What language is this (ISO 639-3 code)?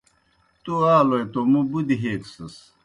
plk